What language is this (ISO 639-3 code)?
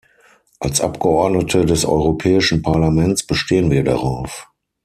deu